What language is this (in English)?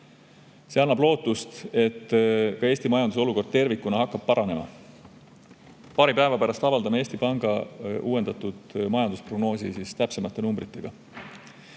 Estonian